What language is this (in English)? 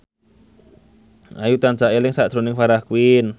Javanese